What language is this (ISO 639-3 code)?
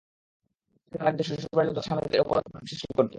ben